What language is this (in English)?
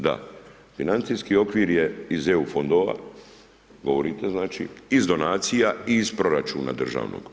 Croatian